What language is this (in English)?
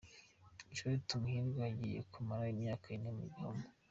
Kinyarwanda